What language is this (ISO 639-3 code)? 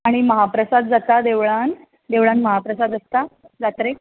kok